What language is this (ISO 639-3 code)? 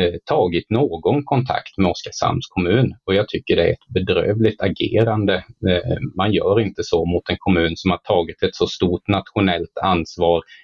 swe